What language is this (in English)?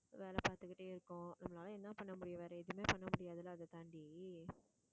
Tamil